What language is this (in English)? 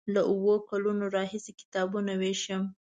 Pashto